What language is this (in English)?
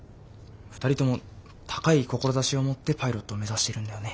Japanese